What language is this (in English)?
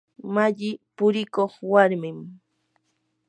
Yanahuanca Pasco Quechua